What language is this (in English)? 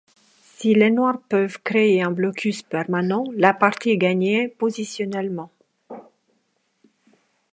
French